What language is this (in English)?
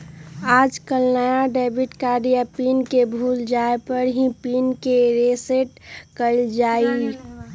Magahi